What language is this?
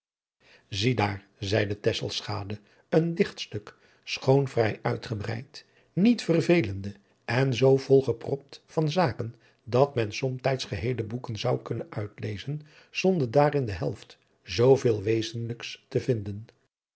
Dutch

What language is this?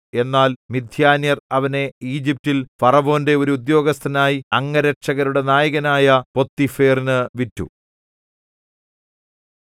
Malayalam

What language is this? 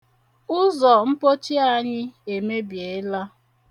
Igbo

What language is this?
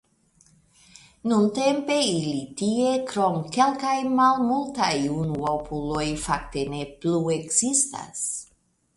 Esperanto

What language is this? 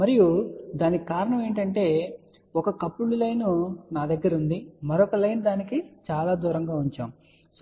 Telugu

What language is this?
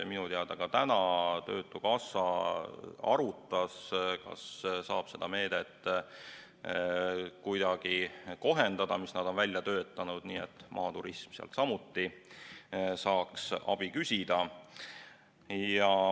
Estonian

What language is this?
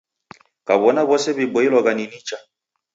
Taita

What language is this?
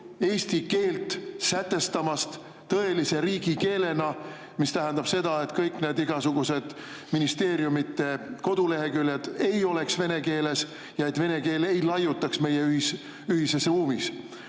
Estonian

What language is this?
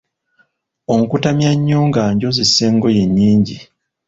Ganda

